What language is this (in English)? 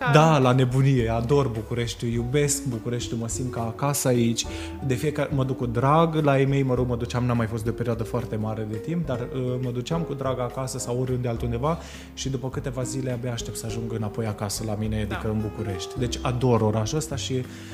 Romanian